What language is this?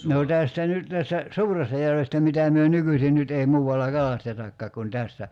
Finnish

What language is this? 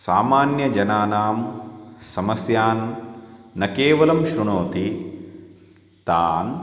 Sanskrit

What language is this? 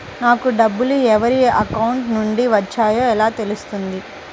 Telugu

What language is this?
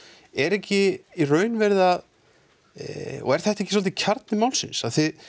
Icelandic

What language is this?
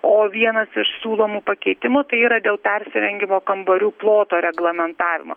Lithuanian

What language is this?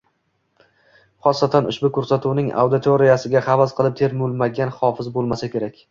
Uzbek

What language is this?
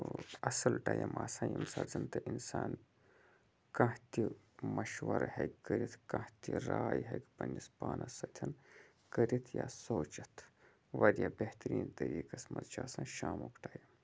Kashmiri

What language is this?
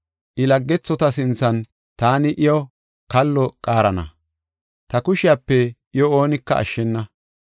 Gofa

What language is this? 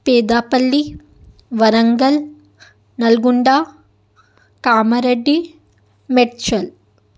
Urdu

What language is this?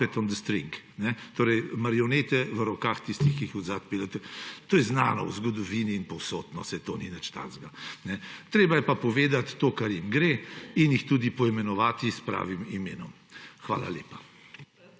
Slovenian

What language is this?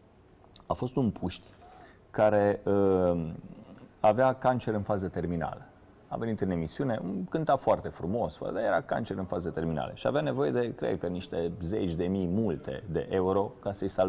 Romanian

